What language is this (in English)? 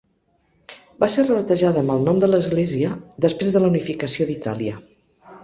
Catalan